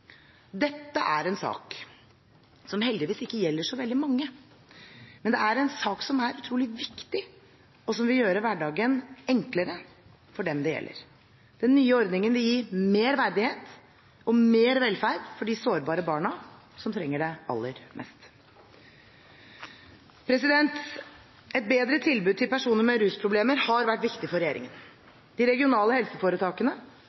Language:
Norwegian Bokmål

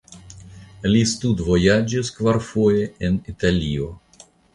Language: Esperanto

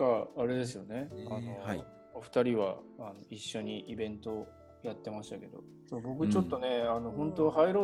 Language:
Japanese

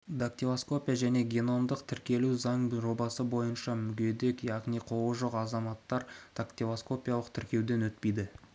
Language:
Kazakh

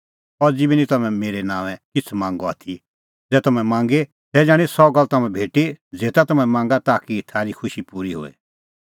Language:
Kullu Pahari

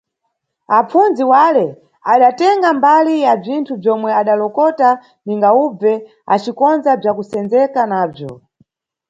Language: Nyungwe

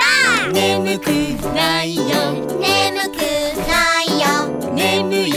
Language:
Japanese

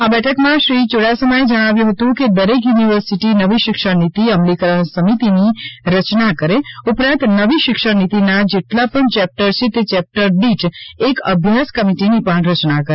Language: Gujarati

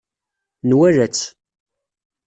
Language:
Kabyle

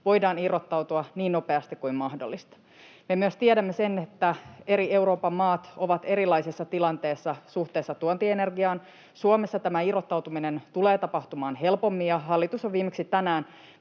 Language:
Finnish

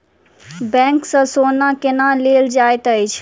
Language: Maithili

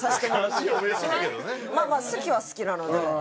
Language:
Japanese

